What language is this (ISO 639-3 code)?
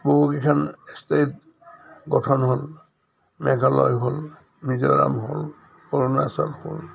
asm